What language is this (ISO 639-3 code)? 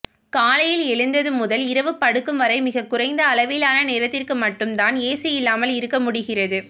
tam